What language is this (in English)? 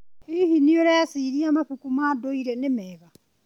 Kikuyu